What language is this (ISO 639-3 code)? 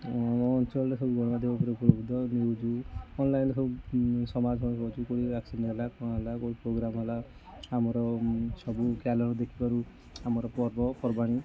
ori